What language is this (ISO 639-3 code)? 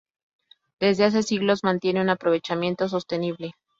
spa